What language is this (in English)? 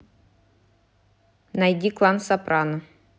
Russian